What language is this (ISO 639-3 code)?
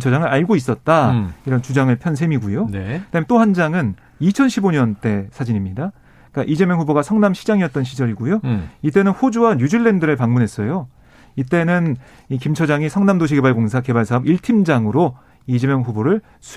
kor